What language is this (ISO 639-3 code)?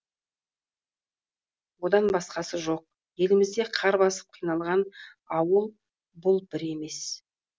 kaz